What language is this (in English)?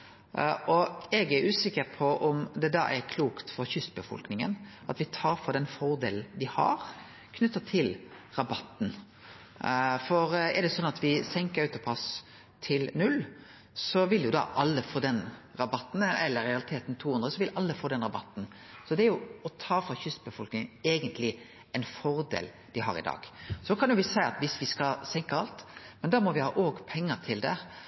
Norwegian Nynorsk